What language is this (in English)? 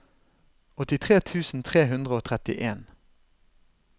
Norwegian